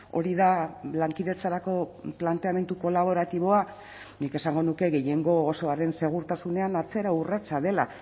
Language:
Basque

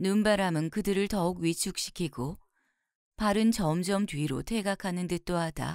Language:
Korean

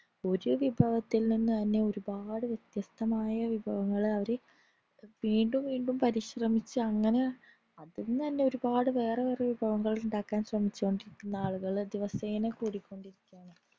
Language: Malayalam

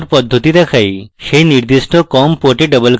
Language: Bangla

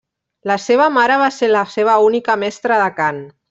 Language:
Catalan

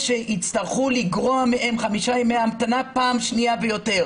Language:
Hebrew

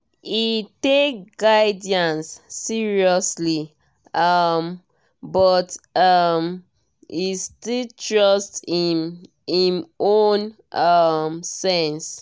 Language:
Nigerian Pidgin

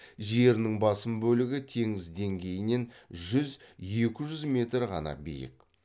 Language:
Kazakh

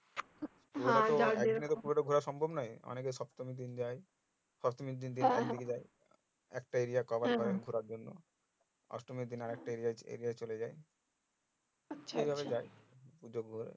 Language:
Bangla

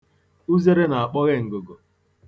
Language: Igbo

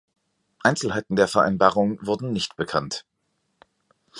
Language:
German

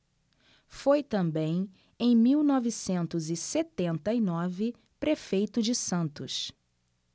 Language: Portuguese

